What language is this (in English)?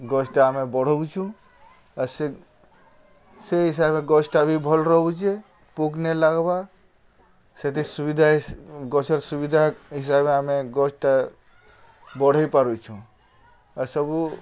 Odia